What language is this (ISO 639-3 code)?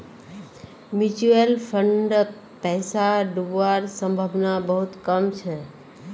mag